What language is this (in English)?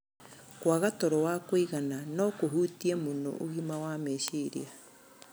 Kikuyu